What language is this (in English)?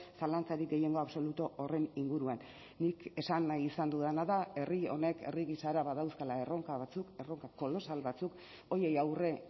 Basque